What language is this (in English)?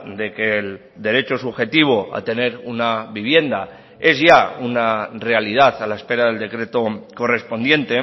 Spanish